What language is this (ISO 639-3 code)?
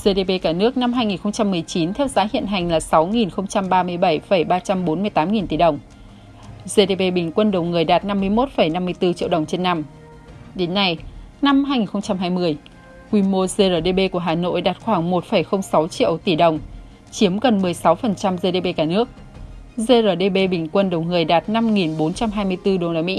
vie